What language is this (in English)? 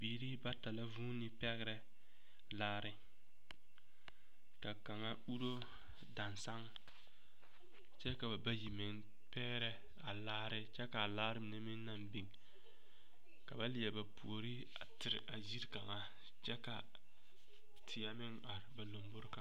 Southern Dagaare